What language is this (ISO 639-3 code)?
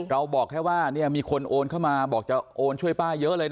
tha